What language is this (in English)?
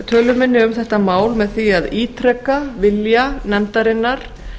Icelandic